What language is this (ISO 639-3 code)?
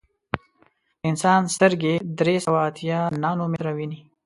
pus